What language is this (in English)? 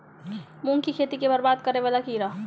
Maithili